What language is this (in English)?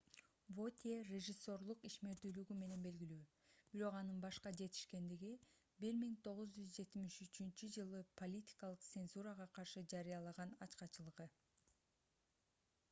Kyrgyz